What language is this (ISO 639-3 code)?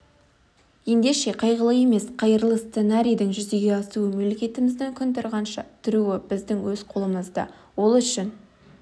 kaz